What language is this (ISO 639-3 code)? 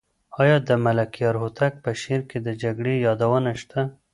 pus